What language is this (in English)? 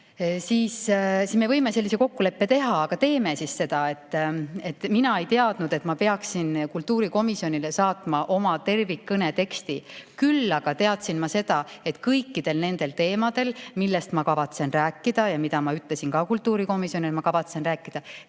Estonian